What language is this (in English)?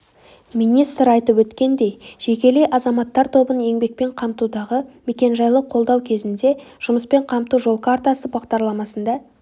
Kazakh